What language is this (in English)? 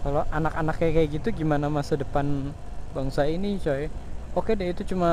Indonesian